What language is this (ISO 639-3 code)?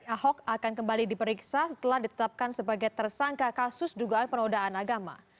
ind